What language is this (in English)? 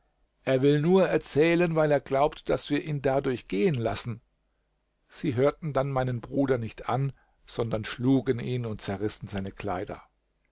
German